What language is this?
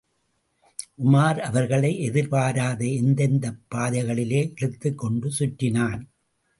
Tamil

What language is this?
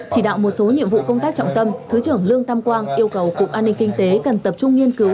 Vietnamese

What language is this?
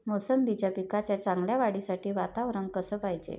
Marathi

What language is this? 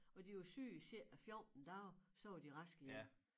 Danish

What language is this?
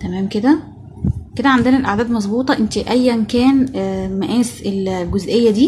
Arabic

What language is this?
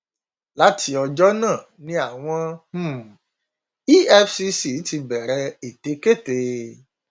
Yoruba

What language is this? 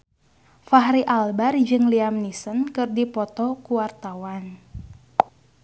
Sundanese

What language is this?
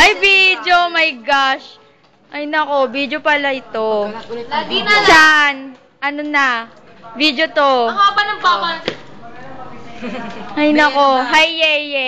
Filipino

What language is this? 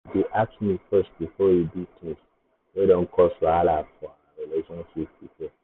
Nigerian Pidgin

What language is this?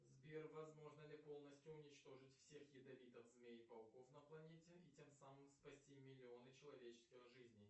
Russian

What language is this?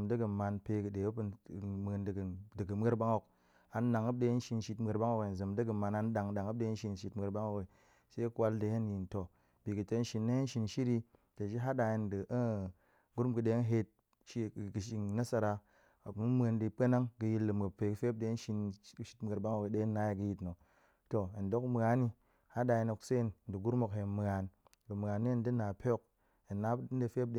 Goemai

